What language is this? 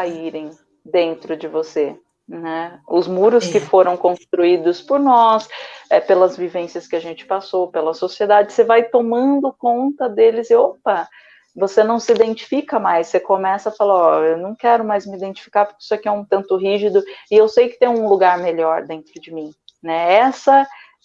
Portuguese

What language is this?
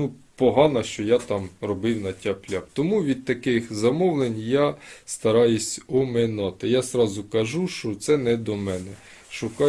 Ukrainian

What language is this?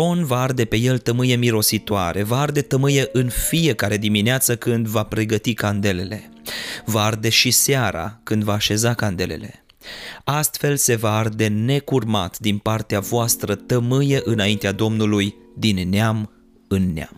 Romanian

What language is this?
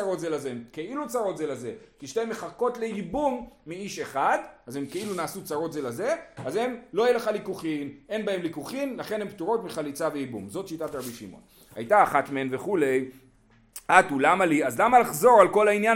Hebrew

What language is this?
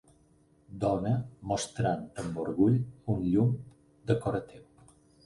Catalan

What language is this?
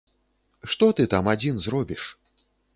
Belarusian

